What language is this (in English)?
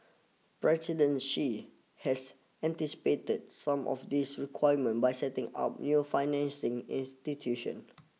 English